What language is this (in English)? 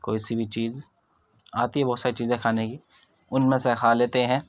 Urdu